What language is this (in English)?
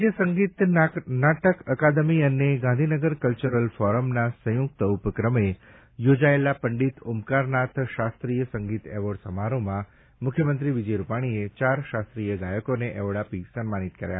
Gujarati